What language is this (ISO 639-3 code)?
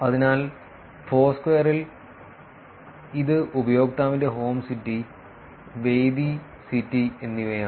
mal